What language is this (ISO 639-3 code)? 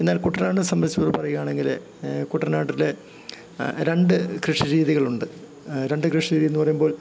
mal